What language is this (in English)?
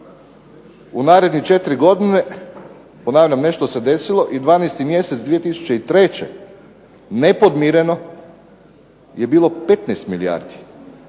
Croatian